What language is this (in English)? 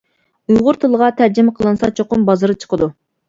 Uyghur